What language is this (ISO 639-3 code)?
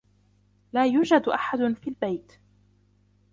ara